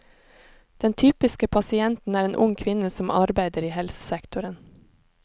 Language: Norwegian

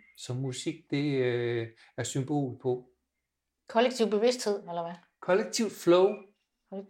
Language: Danish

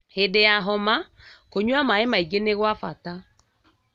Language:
Kikuyu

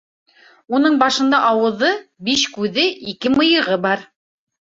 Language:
Bashkir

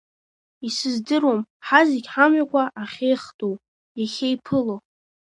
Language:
Abkhazian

